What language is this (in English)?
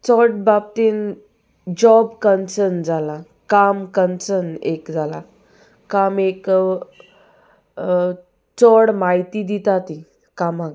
Konkani